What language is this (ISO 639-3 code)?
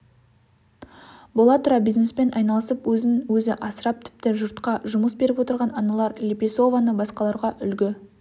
kaz